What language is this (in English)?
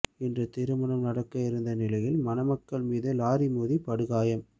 Tamil